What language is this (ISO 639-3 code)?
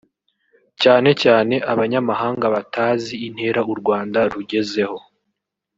kin